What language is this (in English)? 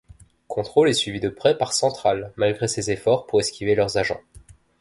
French